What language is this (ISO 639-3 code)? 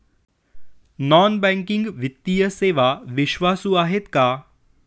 mar